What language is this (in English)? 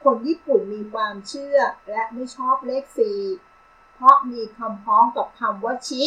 Thai